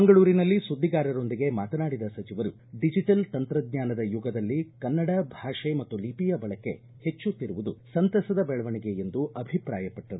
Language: Kannada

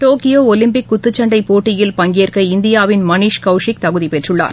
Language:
Tamil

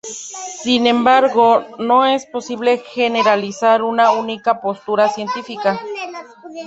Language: Spanish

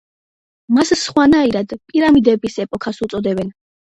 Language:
Georgian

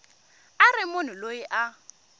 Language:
Tsonga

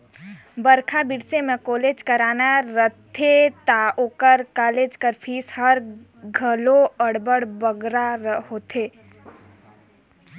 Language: Chhattisgarhi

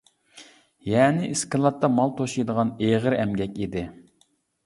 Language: Uyghur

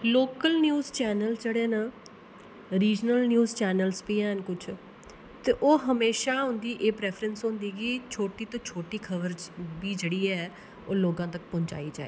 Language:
Dogri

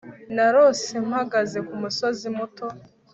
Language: Kinyarwanda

